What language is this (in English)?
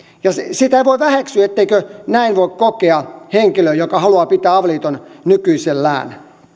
Finnish